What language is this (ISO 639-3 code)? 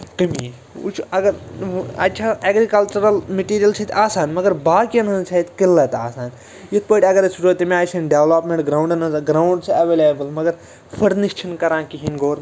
kas